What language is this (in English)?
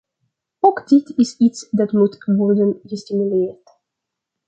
Dutch